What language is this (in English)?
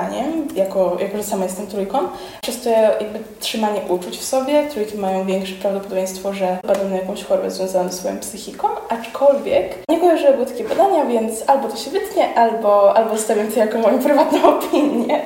Polish